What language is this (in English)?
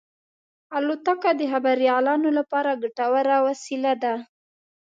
Pashto